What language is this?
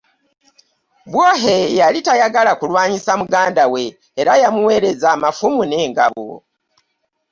Ganda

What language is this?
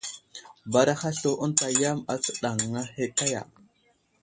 Wuzlam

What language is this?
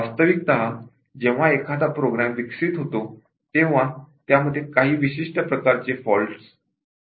Marathi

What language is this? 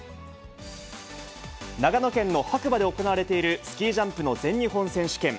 Japanese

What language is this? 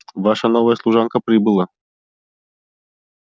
Russian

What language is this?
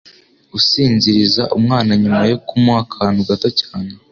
Kinyarwanda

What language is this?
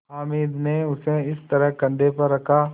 Hindi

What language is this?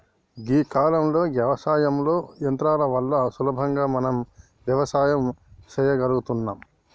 Telugu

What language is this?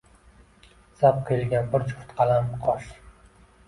Uzbek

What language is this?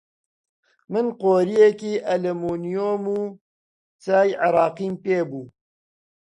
Central Kurdish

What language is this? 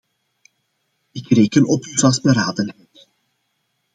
Dutch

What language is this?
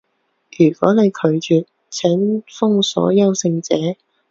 Cantonese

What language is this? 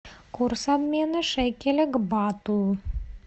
Russian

